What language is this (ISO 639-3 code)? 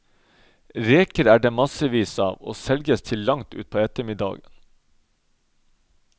nor